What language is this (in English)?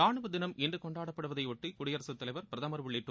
Tamil